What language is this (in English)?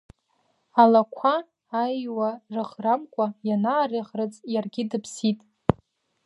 Abkhazian